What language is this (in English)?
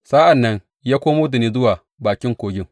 Hausa